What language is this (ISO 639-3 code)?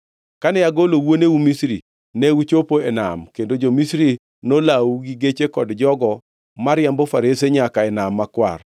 luo